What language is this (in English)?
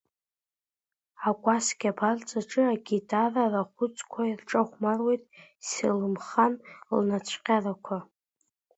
Abkhazian